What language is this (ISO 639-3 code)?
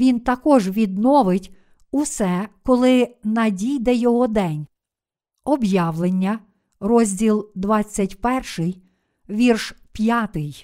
ukr